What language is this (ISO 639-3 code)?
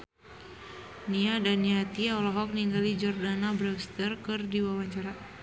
sun